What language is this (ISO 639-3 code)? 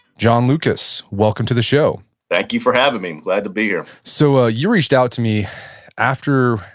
eng